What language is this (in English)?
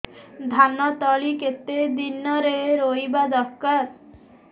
Odia